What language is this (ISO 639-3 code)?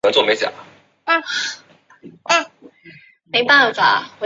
zho